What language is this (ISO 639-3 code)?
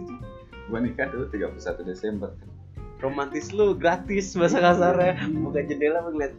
ind